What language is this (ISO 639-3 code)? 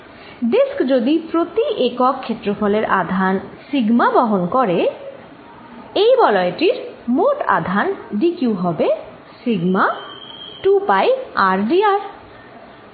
ben